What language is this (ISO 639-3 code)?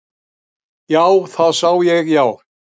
isl